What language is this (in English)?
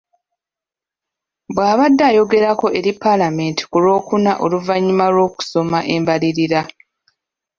Ganda